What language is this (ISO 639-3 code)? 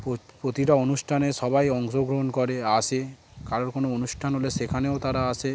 ben